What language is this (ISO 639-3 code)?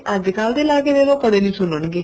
pan